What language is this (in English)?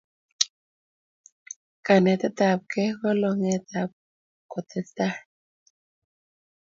Kalenjin